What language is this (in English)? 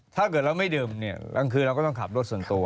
Thai